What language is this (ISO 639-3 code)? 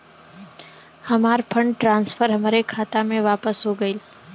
bho